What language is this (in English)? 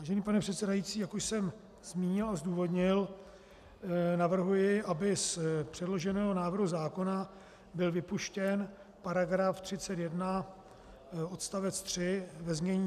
Czech